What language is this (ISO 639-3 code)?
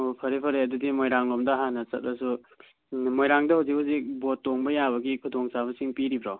mni